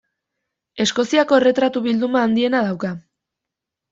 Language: Basque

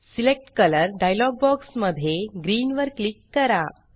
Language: Marathi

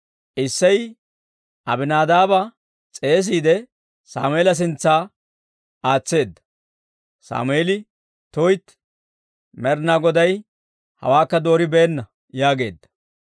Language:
Dawro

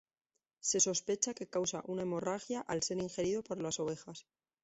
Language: Spanish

